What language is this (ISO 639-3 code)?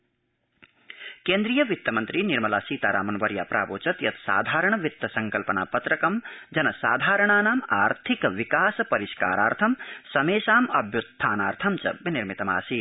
san